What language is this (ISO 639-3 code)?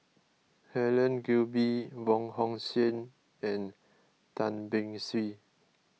eng